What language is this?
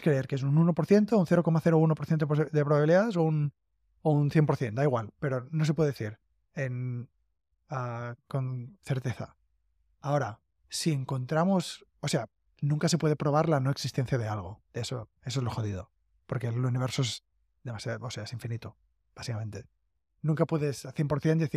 Spanish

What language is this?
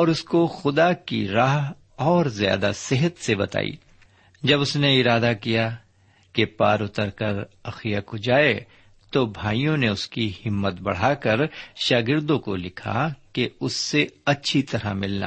Urdu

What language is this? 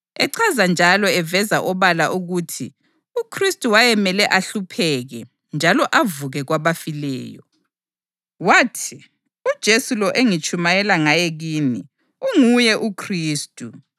North Ndebele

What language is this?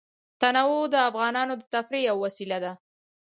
Pashto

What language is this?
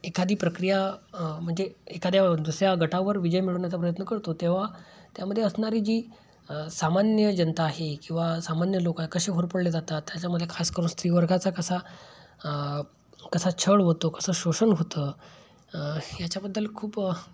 Marathi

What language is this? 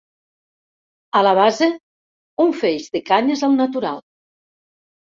Catalan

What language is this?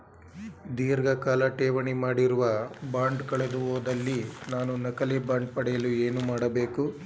Kannada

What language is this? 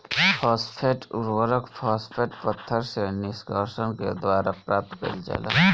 Bhojpuri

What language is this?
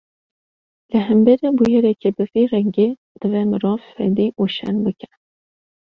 Kurdish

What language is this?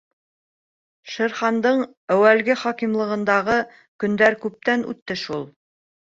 Bashkir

